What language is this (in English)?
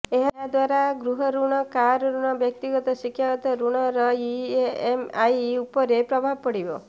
Odia